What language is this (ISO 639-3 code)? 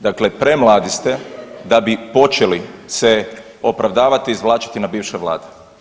hrv